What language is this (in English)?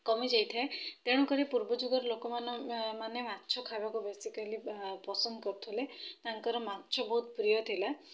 Odia